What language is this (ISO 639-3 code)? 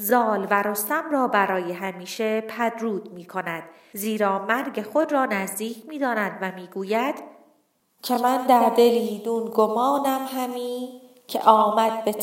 fas